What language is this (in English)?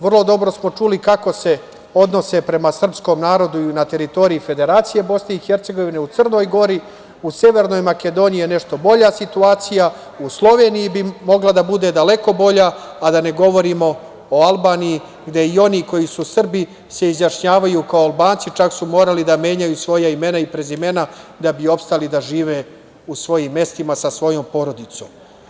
Serbian